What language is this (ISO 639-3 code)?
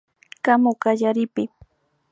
qvi